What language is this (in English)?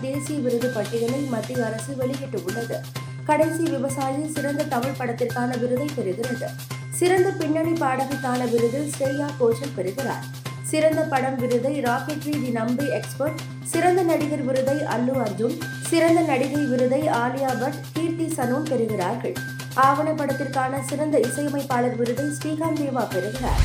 Tamil